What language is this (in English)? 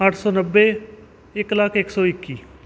Punjabi